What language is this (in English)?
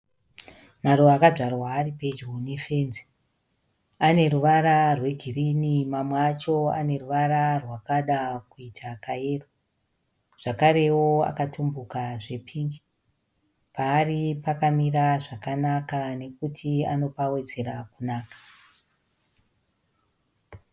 Shona